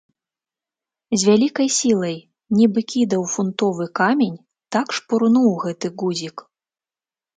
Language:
Belarusian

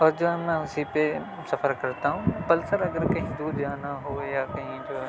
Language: Urdu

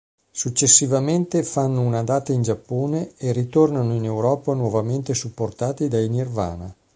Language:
Italian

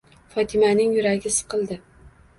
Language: Uzbek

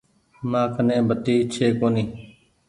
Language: Goaria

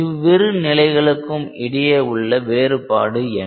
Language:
Tamil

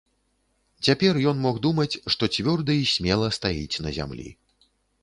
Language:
Belarusian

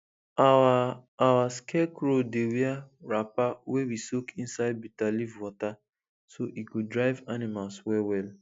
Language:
Nigerian Pidgin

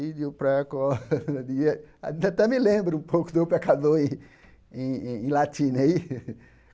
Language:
Portuguese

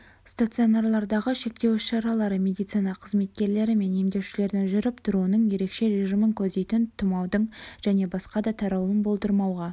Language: Kazakh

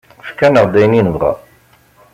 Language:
Kabyle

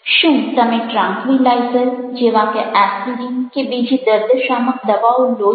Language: Gujarati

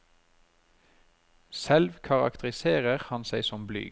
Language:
Norwegian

